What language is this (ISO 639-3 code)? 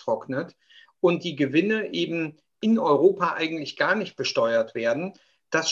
deu